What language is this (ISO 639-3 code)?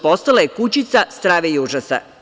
srp